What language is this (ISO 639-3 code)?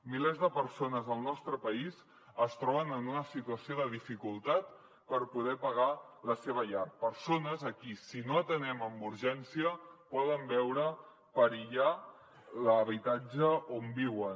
cat